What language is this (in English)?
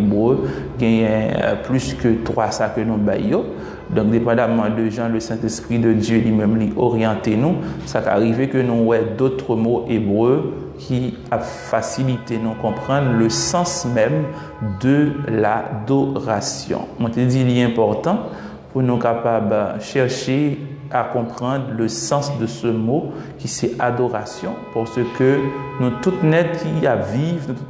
French